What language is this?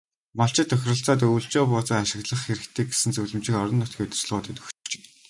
Mongolian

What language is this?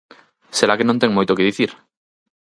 Galician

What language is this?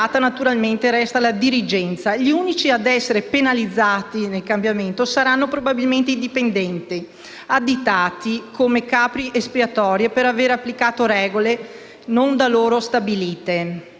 Italian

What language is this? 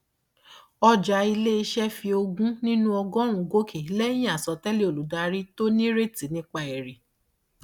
Yoruba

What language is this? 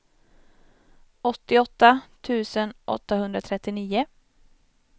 Swedish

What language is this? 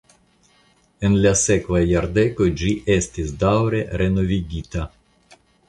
Esperanto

